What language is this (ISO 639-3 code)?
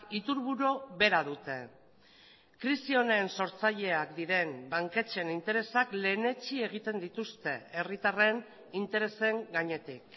eus